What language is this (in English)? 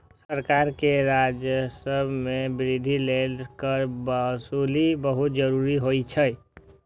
Maithili